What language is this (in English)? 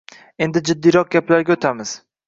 Uzbek